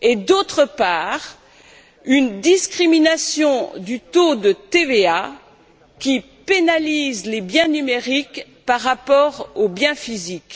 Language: French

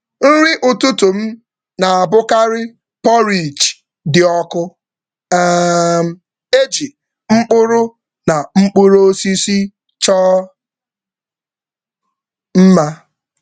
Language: Igbo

